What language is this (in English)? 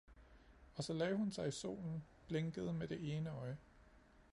Danish